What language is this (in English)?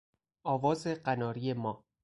Persian